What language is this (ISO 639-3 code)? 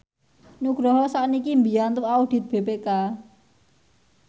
jav